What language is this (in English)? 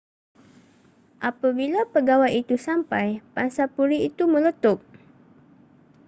Malay